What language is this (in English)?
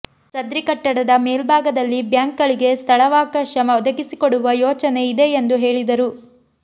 Kannada